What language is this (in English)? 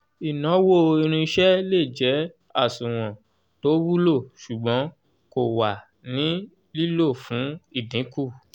Yoruba